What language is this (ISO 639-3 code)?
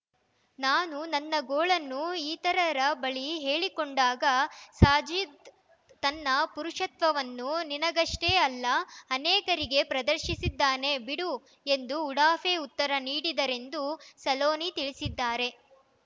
kan